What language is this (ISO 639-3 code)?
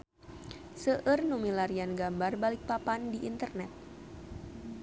sun